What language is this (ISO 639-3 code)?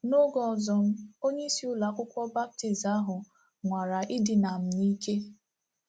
ibo